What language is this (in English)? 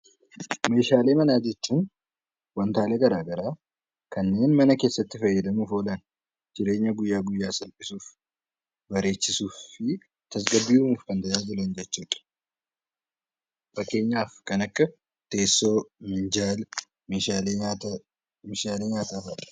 Oromo